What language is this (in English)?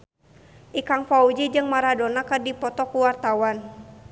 Sundanese